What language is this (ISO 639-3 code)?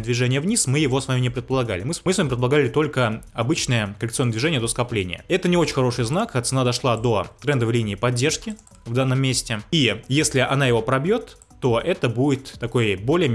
rus